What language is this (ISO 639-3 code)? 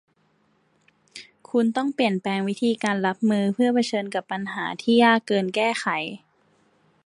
tha